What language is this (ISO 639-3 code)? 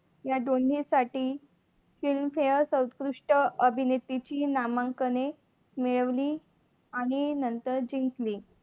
mar